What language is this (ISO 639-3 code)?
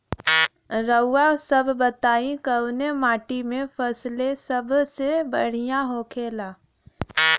bho